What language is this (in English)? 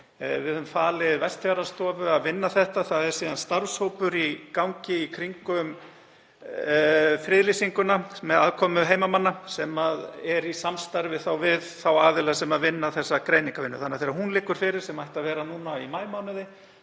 Icelandic